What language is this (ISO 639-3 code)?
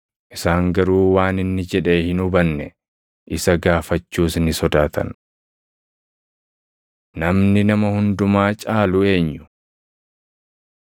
orm